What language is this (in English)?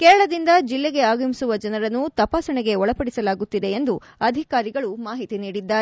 Kannada